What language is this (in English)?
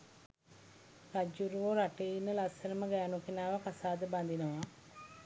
Sinhala